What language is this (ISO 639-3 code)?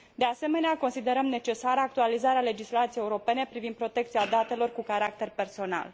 ron